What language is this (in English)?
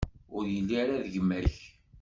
Kabyle